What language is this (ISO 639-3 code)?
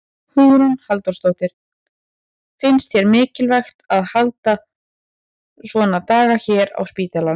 isl